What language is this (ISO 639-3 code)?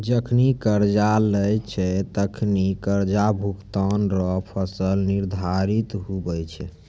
mai